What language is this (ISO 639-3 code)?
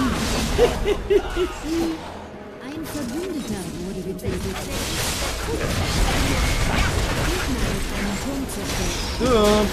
deu